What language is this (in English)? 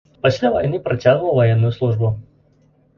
Belarusian